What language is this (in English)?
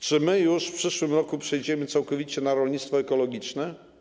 Polish